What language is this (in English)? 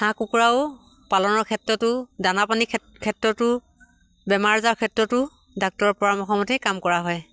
Assamese